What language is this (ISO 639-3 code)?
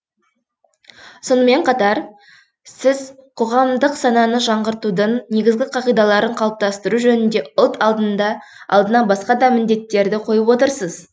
kaz